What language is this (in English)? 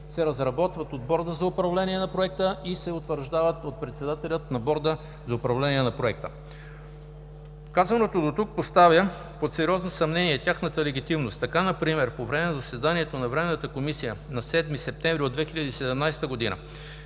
Bulgarian